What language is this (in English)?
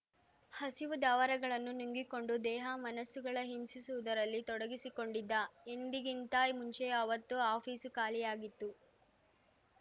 Kannada